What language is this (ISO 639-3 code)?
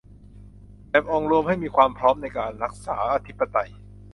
tha